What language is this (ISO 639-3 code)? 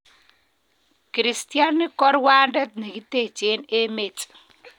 kln